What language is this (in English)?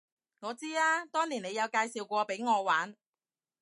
Cantonese